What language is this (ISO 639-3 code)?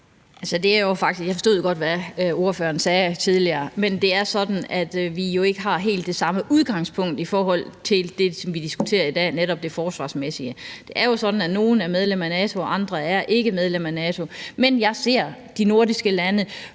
dan